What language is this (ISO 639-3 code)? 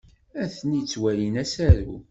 kab